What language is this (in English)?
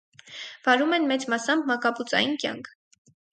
Armenian